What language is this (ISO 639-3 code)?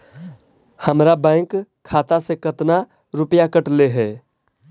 mag